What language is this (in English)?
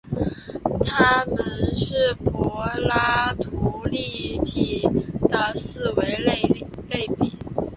Chinese